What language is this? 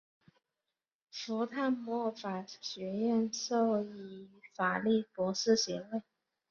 Chinese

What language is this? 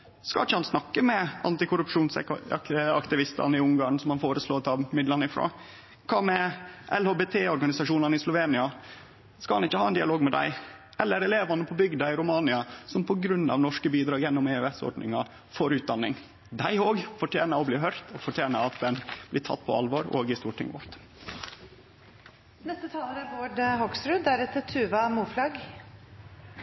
Norwegian Nynorsk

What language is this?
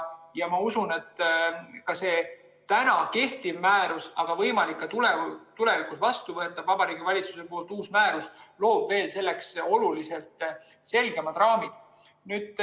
Estonian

